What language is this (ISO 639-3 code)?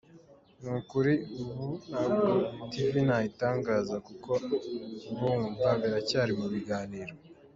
kin